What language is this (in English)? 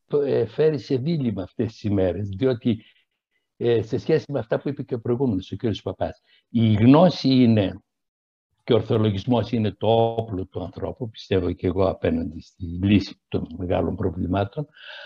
Greek